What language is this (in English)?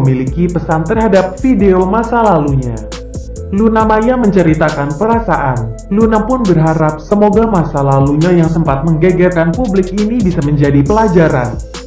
Indonesian